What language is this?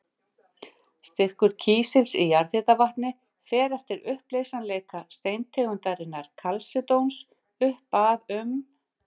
Icelandic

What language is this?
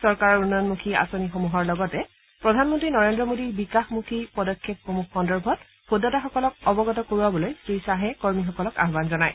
Assamese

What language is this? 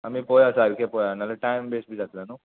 Konkani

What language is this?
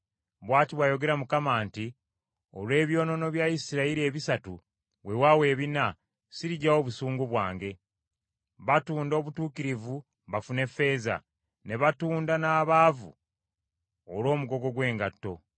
Ganda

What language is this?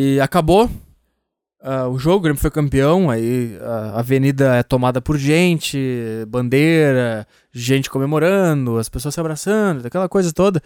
Portuguese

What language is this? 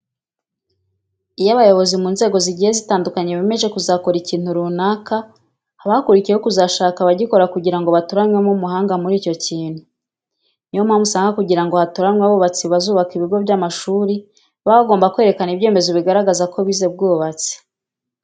Kinyarwanda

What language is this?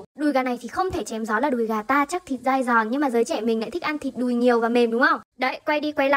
Vietnamese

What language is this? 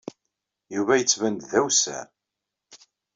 Kabyle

